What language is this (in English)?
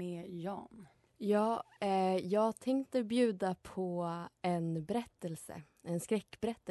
Swedish